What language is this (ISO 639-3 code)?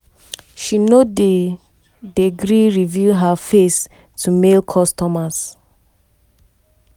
pcm